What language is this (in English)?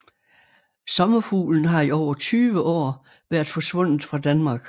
Danish